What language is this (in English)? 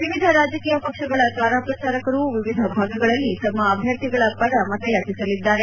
Kannada